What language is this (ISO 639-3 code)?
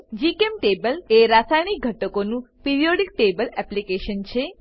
guj